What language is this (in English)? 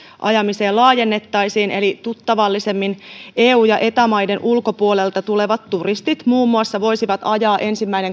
Finnish